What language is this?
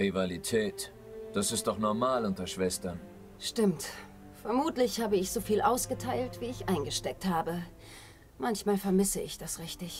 German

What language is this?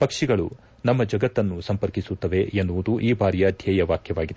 Kannada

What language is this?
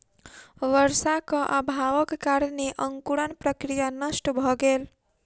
Maithili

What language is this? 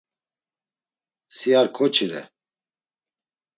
Laz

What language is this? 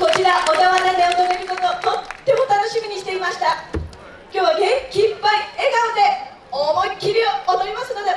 Japanese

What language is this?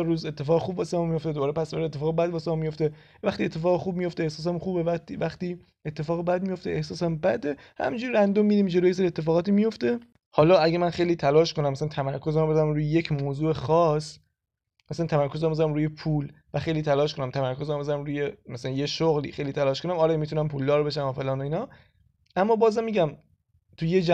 Persian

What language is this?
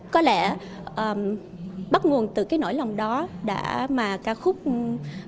Vietnamese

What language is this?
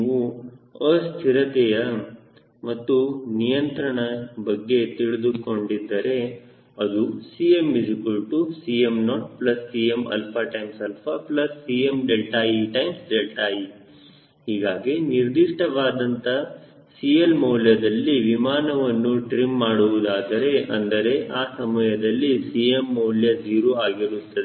Kannada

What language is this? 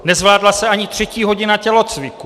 Czech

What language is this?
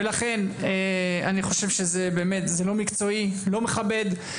Hebrew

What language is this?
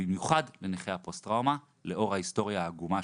Hebrew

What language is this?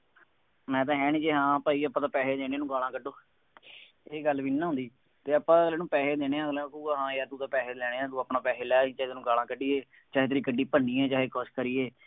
Punjabi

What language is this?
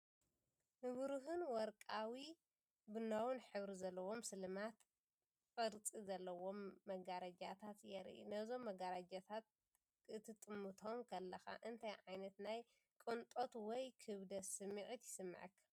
Tigrinya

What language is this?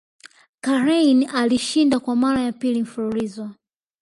Swahili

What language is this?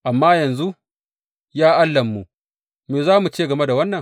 Hausa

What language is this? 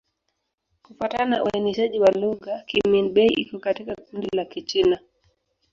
Swahili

